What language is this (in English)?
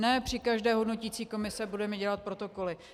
Czech